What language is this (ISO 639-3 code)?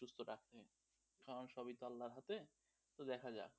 ben